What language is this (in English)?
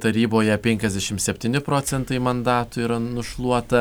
Lithuanian